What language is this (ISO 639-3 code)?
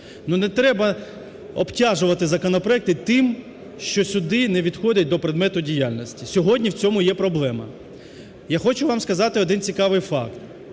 ukr